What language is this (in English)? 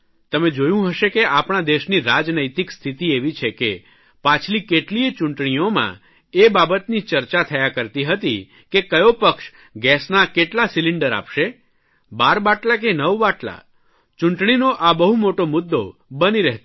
Gujarati